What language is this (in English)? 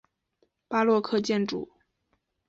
Chinese